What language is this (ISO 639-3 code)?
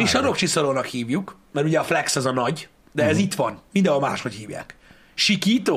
hun